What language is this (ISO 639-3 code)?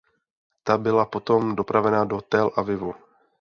ces